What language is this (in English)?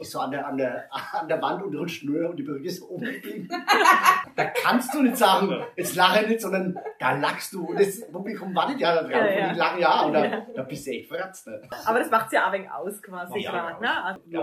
German